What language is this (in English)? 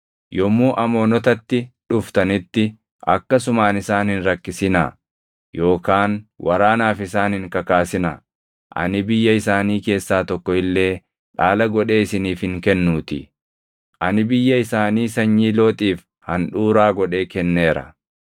Oromo